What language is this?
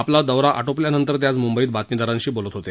Marathi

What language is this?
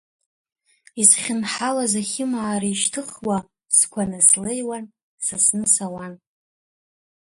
Abkhazian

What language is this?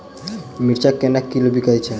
Maithili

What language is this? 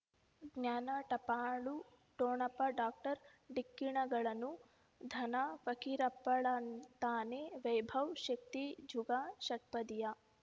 Kannada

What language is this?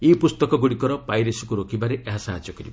Odia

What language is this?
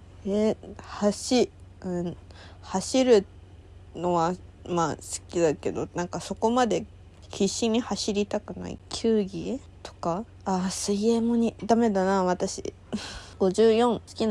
Japanese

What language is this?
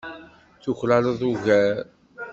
Kabyle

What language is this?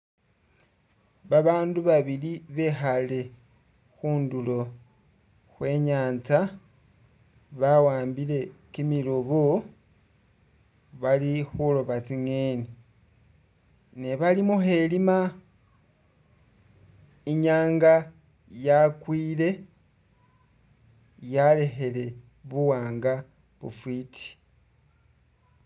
Masaaba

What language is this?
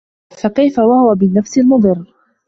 Arabic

